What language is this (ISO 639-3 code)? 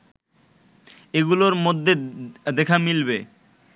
ben